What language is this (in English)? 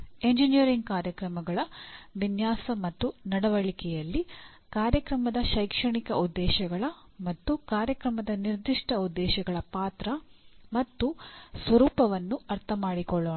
Kannada